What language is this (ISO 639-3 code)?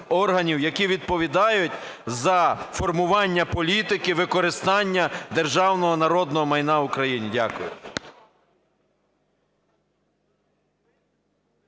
ukr